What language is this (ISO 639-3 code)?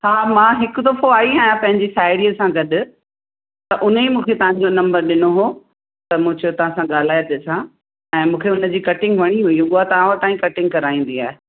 snd